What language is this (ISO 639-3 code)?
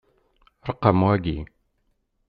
kab